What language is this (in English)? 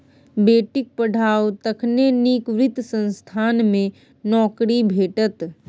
Maithili